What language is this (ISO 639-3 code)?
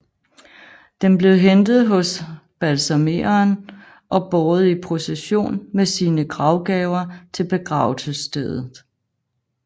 dan